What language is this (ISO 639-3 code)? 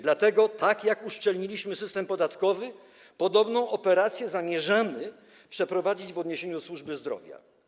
pol